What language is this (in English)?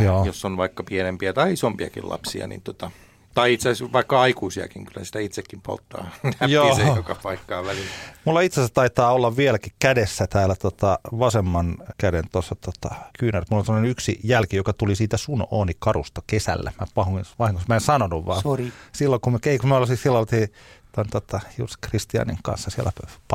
Finnish